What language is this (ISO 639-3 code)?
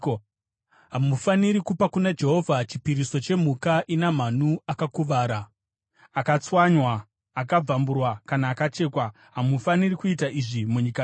sna